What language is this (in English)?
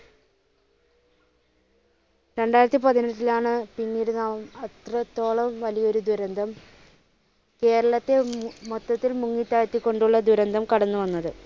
Malayalam